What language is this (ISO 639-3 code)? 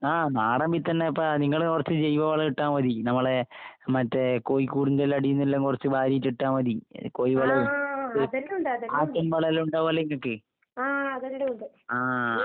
mal